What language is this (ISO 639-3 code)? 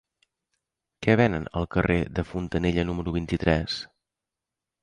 cat